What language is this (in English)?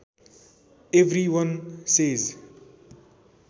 Nepali